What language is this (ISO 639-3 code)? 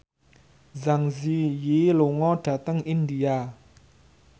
jav